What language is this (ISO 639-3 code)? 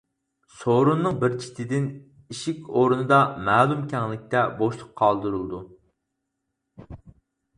uig